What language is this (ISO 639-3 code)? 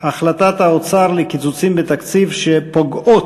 heb